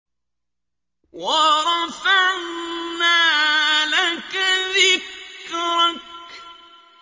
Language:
Arabic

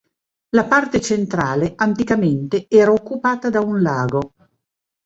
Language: Italian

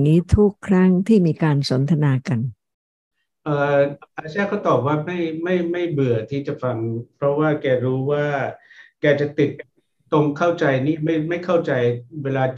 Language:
Thai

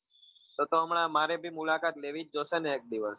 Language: Gujarati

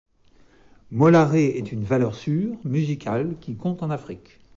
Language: French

